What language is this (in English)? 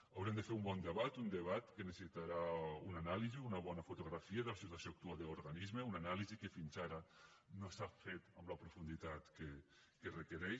Catalan